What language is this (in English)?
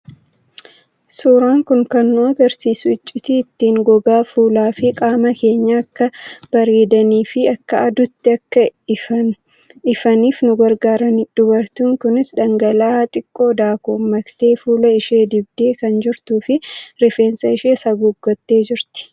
Oromo